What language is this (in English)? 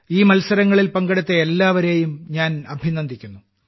Malayalam